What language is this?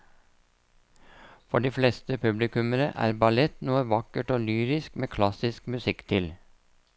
Norwegian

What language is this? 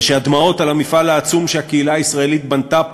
Hebrew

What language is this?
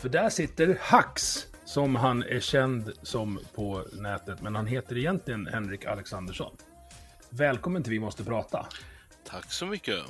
Swedish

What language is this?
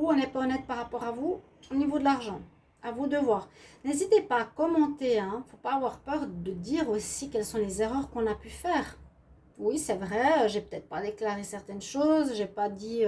French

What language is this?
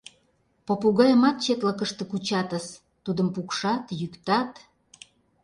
Mari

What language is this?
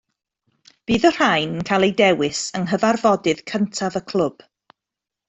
Welsh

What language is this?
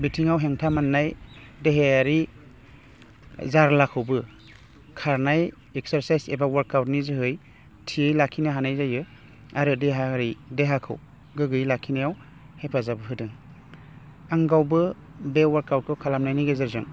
Bodo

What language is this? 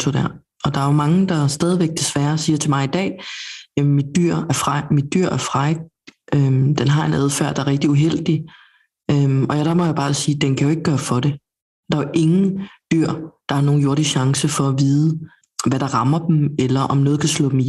Danish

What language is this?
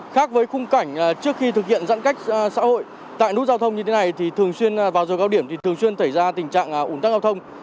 Vietnamese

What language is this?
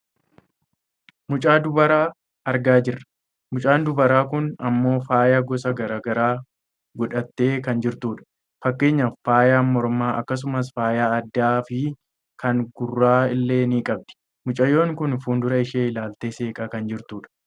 Oromo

